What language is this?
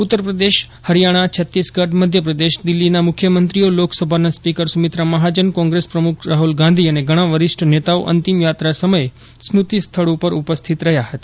Gujarati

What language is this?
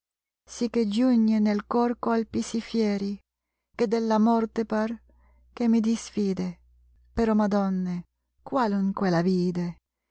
Italian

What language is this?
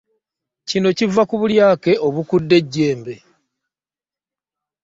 Ganda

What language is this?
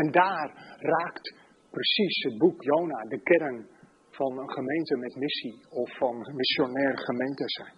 Dutch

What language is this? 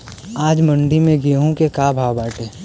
Bhojpuri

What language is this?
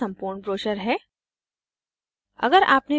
Hindi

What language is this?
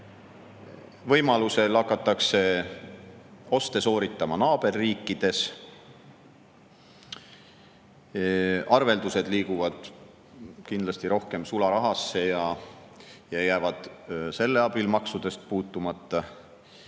Estonian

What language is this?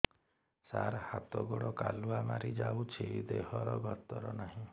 Odia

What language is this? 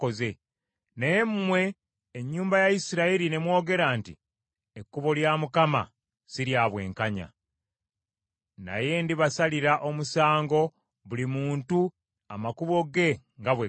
Ganda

